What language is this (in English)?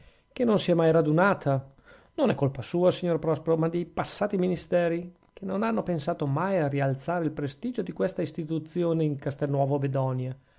Italian